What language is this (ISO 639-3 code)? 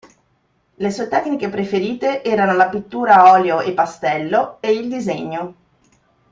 ita